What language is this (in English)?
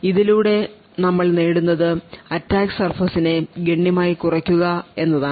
Malayalam